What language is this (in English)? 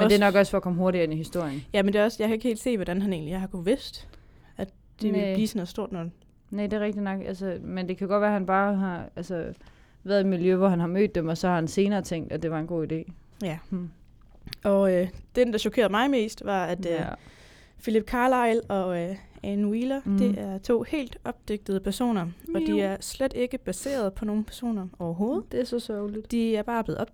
Danish